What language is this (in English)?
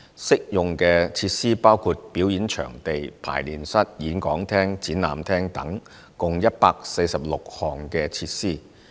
Cantonese